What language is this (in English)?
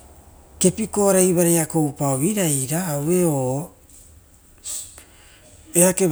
Rotokas